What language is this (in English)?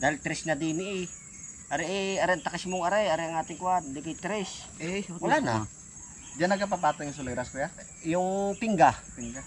Filipino